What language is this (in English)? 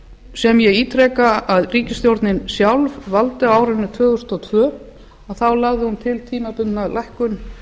Icelandic